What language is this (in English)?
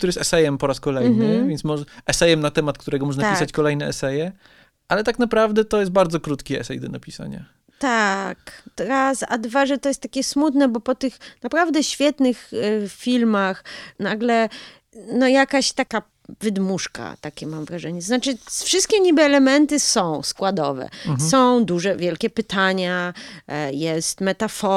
Polish